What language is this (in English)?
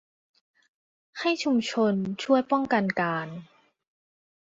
Thai